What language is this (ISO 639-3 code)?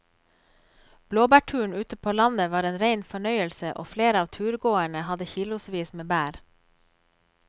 nor